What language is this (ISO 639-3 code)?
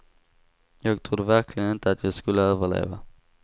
swe